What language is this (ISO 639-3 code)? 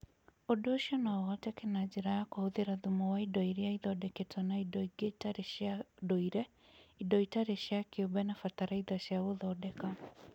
kik